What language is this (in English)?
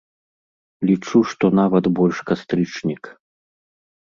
Belarusian